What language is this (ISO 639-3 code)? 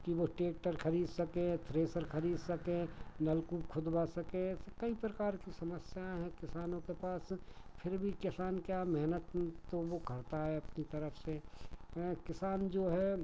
hin